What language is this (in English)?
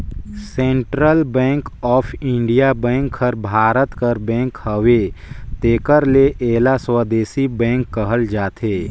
Chhattisgarhi